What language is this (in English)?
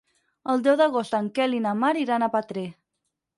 Catalan